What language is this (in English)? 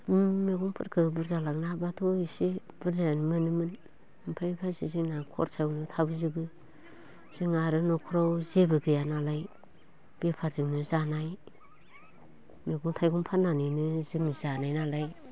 Bodo